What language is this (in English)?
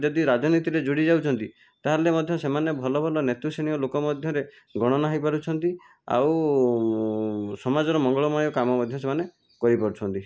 Odia